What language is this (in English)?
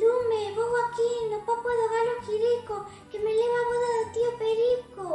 Spanish